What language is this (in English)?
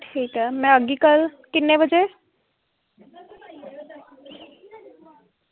Dogri